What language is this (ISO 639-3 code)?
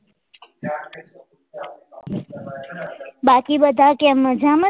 guj